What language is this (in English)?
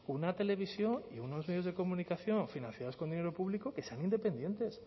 Spanish